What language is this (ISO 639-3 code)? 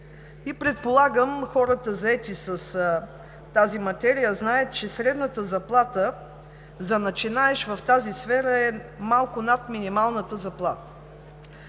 bul